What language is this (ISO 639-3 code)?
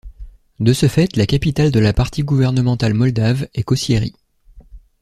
fra